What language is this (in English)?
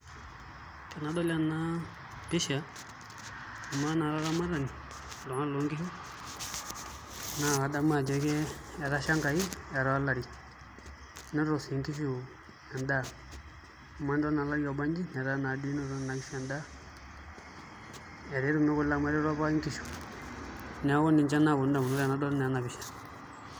Masai